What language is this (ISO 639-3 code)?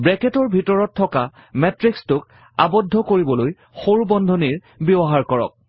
asm